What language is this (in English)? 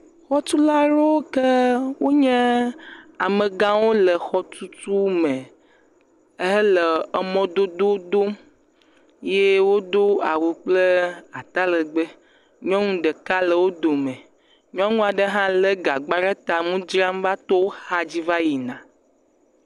Ewe